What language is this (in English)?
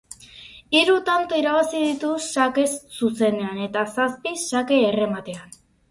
Basque